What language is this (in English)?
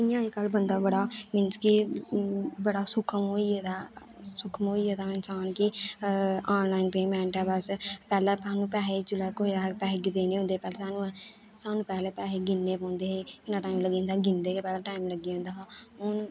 Dogri